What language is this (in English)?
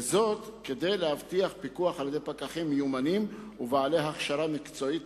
Hebrew